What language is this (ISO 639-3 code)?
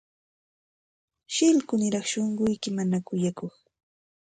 qxt